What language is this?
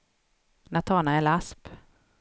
Swedish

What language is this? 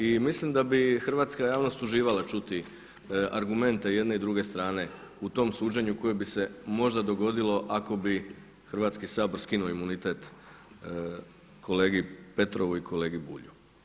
Croatian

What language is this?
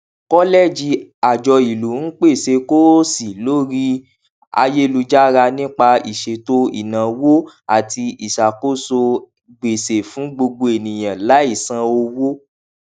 Yoruba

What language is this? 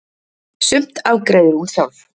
Icelandic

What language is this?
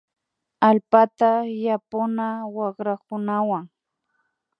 Imbabura Highland Quichua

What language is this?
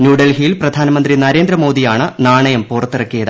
Malayalam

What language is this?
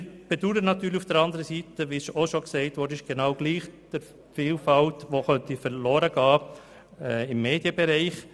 Swiss German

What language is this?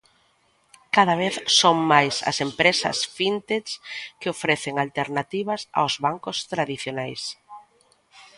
Galician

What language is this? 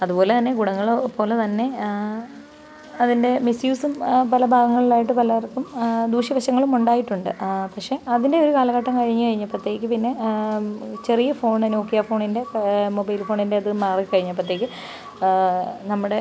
Malayalam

